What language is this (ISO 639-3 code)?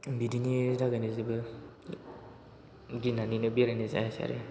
brx